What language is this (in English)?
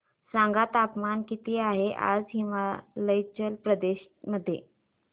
Marathi